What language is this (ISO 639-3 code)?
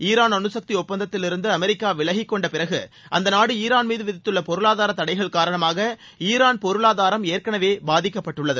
tam